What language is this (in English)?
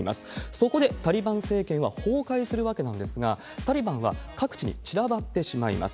Japanese